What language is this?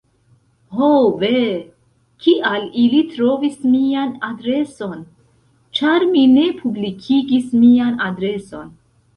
Esperanto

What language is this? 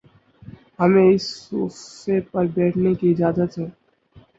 Urdu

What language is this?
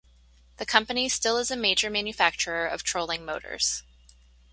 English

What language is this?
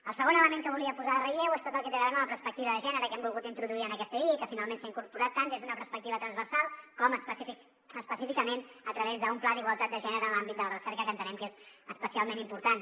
Catalan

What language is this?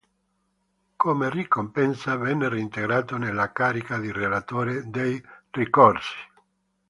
Italian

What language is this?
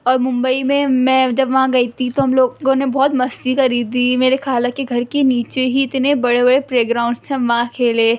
Urdu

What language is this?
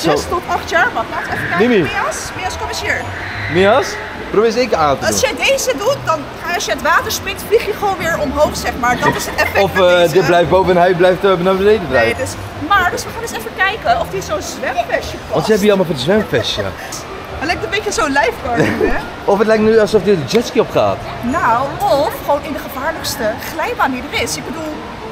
Dutch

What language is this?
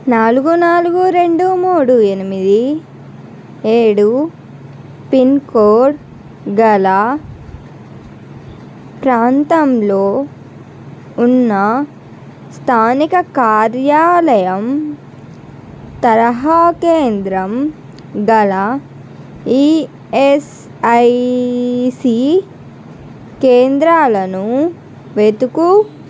Telugu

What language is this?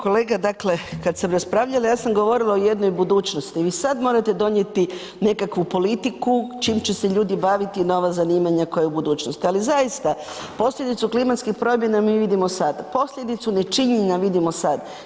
Croatian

